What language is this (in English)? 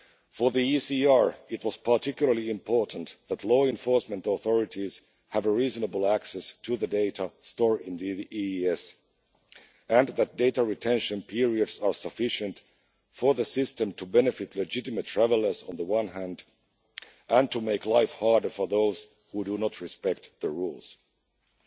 English